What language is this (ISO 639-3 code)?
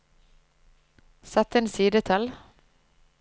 nor